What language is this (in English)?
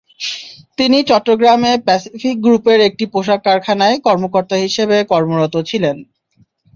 Bangla